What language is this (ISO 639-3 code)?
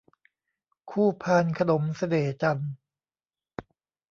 tha